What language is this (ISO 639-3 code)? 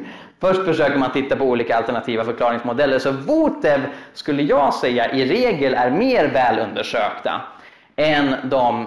swe